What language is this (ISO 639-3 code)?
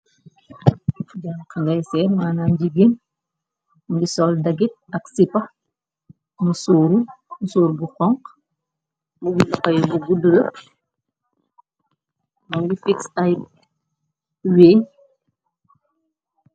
wol